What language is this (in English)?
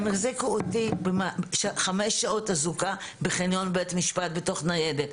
Hebrew